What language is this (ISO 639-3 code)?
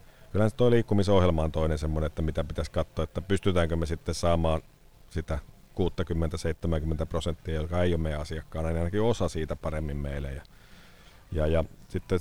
fin